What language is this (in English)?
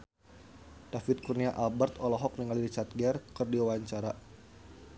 Sundanese